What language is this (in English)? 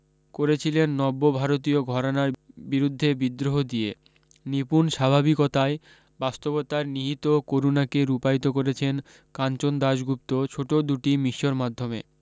Bangla